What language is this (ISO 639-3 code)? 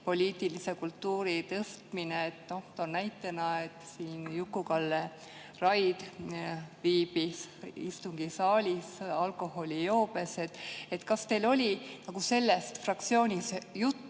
est